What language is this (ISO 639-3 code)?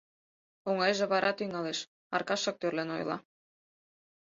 chm